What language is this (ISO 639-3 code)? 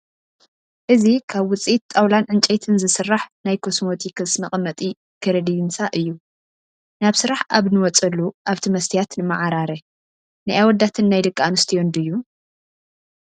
tir